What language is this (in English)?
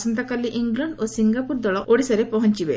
Odia